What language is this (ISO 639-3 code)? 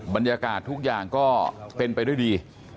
tha